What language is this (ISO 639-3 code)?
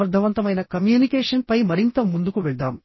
tel